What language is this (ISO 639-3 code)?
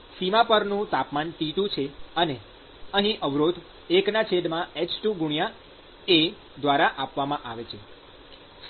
guj